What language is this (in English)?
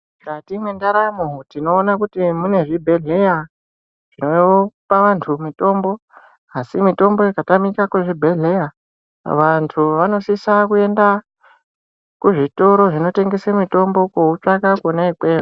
Ndau